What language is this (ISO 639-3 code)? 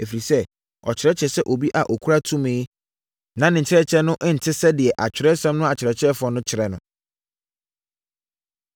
aka